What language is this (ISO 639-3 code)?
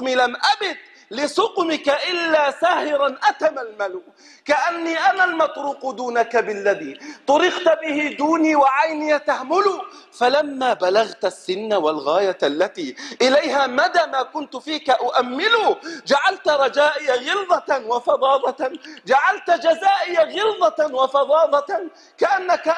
ara